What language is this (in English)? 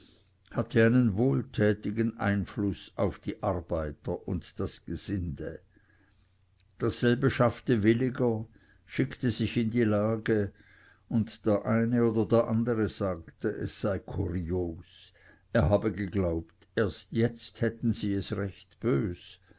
German